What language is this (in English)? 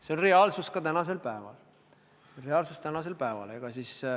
Estonian